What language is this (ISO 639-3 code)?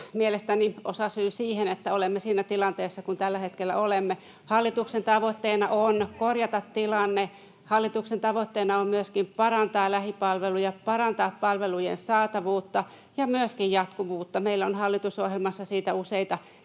fin